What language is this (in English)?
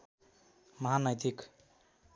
Nepali